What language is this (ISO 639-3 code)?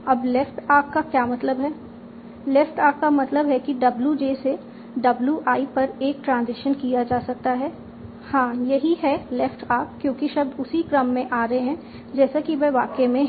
hin